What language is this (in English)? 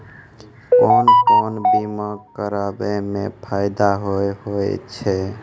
Maithili